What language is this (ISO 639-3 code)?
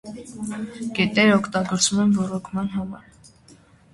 hye